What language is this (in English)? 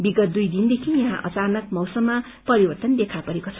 Nepali